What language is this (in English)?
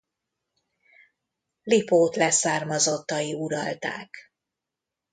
Hungarian